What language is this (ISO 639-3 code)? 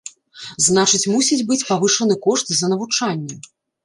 bel